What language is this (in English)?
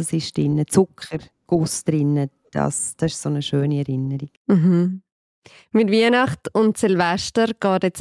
German